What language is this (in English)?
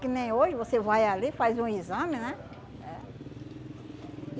Portuguese